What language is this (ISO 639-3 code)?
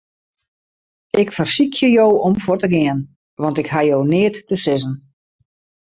fry